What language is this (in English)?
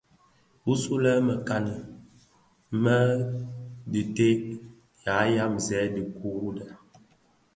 Bafia